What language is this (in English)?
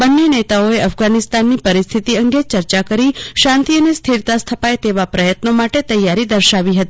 Gujarati